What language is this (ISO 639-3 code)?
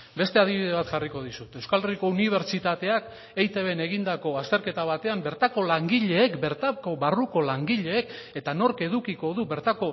eus